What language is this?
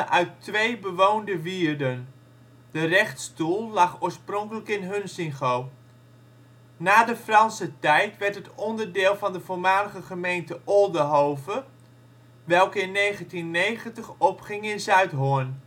Dutch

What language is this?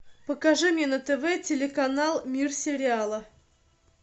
Russian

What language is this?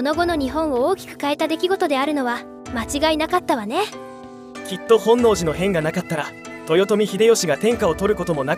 Japanese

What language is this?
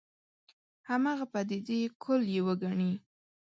Pashto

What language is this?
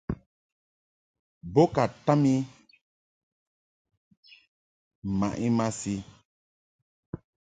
Mungaka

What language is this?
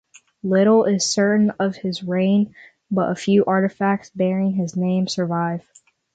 English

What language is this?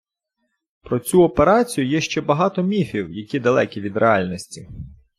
Ukrainian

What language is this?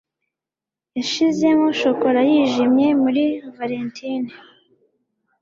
Kinyarwanda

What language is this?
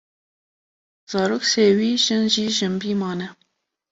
Kurdish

